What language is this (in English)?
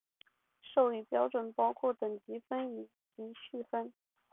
Chinese